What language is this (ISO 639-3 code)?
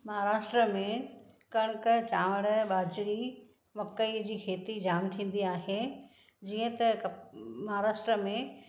snd